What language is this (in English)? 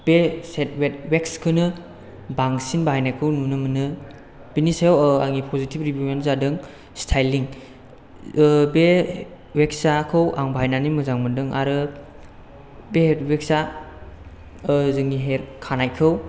Bodo